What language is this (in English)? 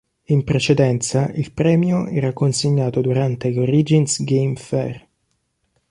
Italian